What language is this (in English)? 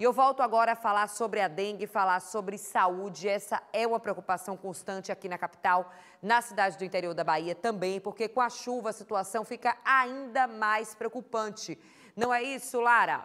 Portuguese